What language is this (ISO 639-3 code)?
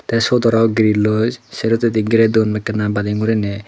ccp